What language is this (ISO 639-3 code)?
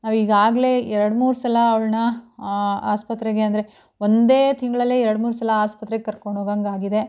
kan